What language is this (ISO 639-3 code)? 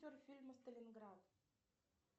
rus